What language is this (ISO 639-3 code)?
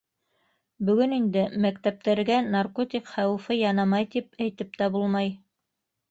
bak